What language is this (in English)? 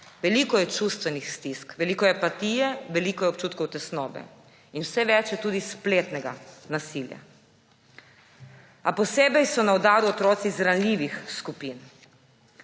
Slovenian